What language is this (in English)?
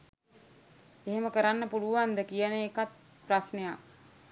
Sinhala